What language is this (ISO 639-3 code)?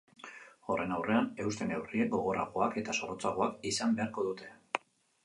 eus